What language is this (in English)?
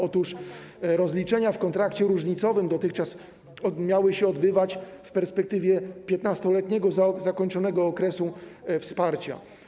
Polish